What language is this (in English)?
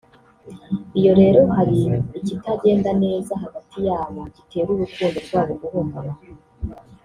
Kinyarwanda